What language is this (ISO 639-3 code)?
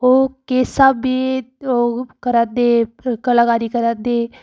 doi